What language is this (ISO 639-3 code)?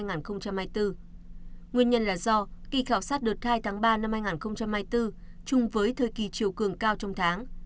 vie